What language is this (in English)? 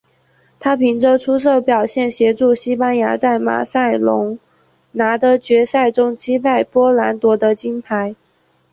Chinese